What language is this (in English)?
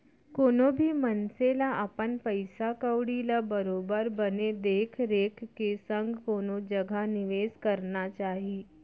Chhattisgarhi